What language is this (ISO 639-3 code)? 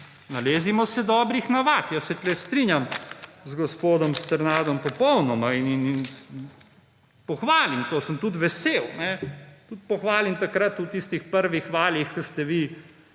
slv